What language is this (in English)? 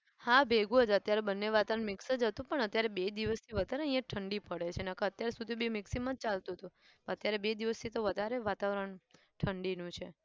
Gujarati